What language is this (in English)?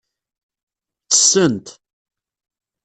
Kabyle